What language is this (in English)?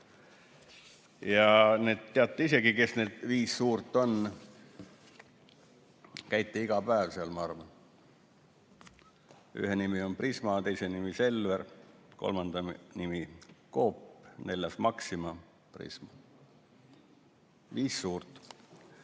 Estonian